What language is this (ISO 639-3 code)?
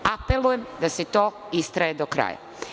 srp